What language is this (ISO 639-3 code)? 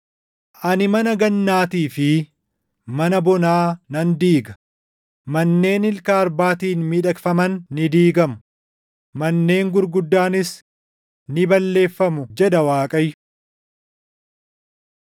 orm